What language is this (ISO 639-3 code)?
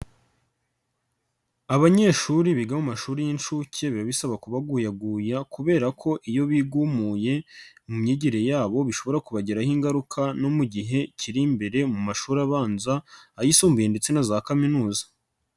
kin